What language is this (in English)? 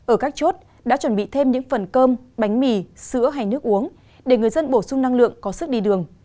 Vietnamese